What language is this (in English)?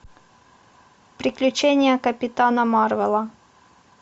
Russian